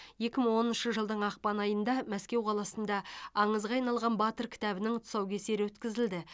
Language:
Kazakh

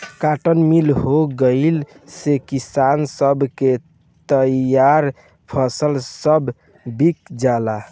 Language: Bhojpuri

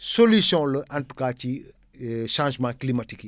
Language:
Wolof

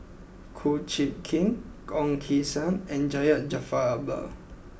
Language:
English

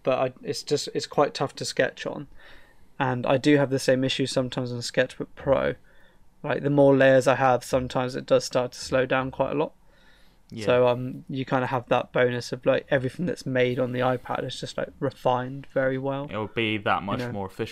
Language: English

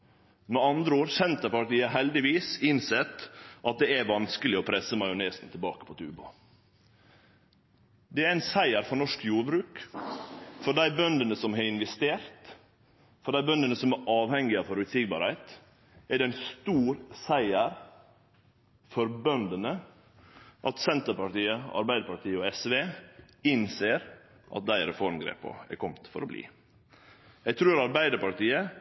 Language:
Norwegian Nynorsk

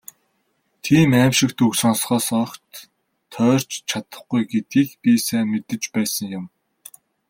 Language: Mongolian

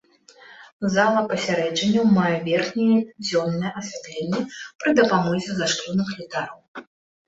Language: Belarusian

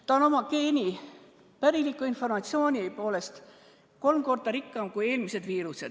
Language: Estonian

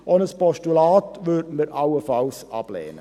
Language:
Swiss German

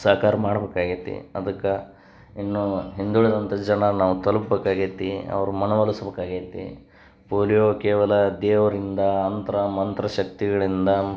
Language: Kannada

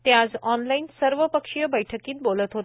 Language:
Marathi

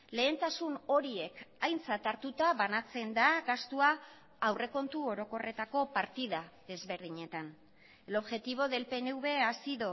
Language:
Basque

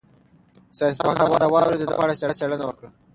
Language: Pashto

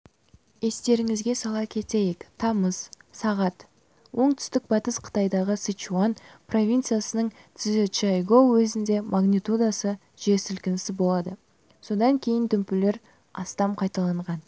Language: Kazakh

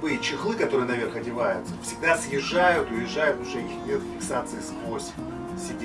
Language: Russian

